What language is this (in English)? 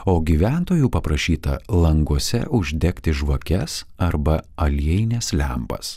Lithuanian